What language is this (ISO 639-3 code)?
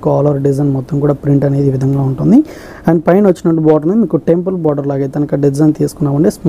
tel